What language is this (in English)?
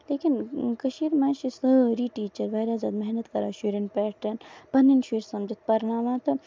Kashmiri